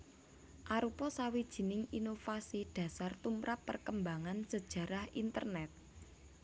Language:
Javanese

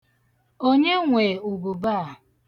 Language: Igbo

